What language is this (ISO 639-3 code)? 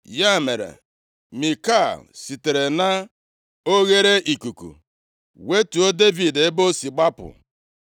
ibo